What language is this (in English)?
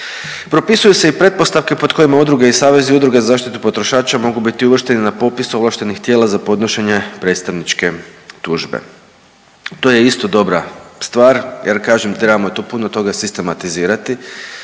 Croatian